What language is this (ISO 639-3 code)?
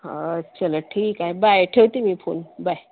mar